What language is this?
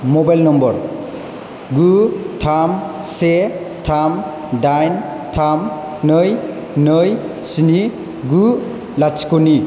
Bodo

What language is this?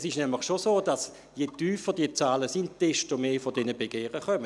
Swiss German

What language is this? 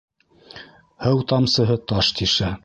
Bashkir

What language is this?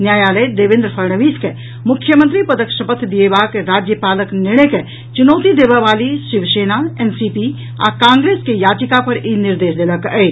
Maithili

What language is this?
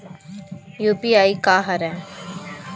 Chhattisgarhi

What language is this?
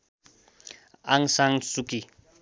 Nepali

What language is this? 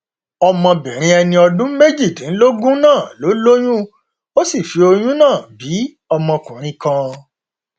Yoruba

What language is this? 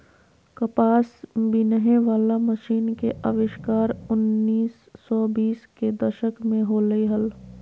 Magahi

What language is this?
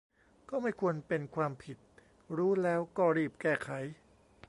Thai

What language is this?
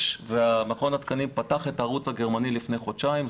Hebrew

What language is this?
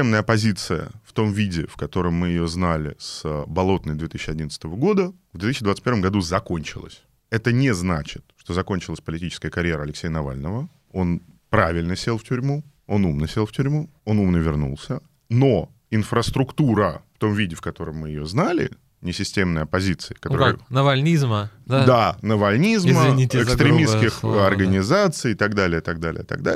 Russian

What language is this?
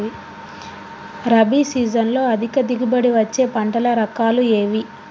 Telugu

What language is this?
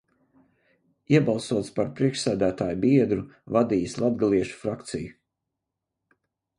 Latvian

